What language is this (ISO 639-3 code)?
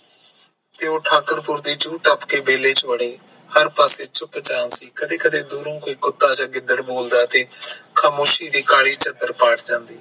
pan